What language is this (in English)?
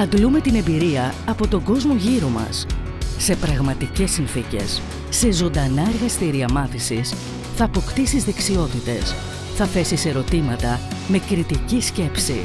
Greek